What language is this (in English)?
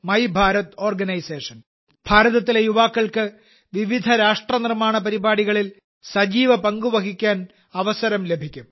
Malayalam